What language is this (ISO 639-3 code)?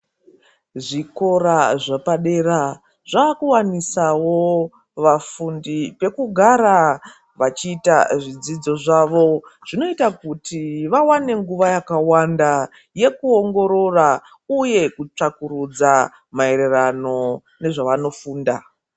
ndc